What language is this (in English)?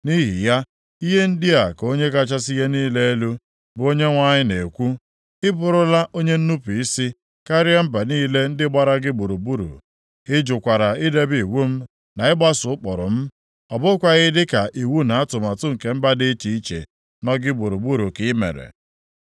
Igbo